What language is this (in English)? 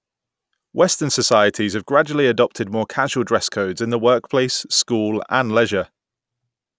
English